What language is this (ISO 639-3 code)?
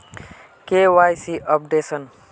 mag